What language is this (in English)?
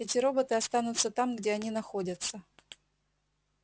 Russian